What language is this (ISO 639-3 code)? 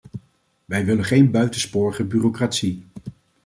nld